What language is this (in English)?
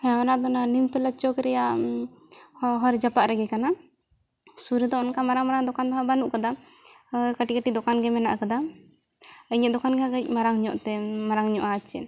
Santali